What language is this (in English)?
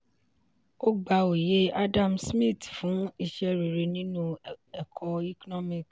Yoruba